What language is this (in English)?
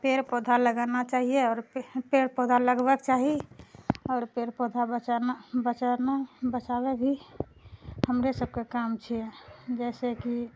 Maithili